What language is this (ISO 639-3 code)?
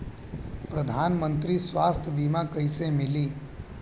bho